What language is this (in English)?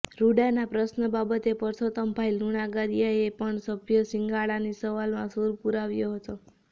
Gujarati